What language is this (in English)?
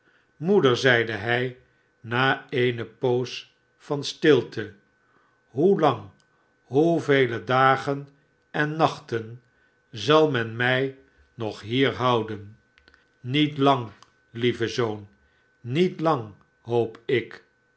Dutch